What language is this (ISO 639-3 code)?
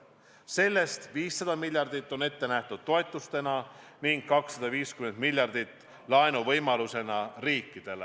est